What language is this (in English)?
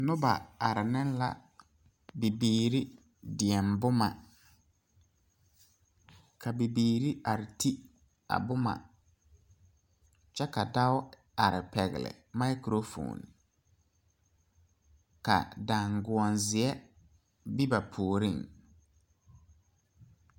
Southern Dagaare